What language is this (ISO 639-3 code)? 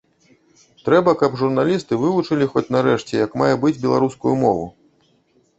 bel